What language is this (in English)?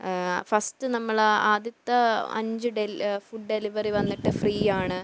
Malayalam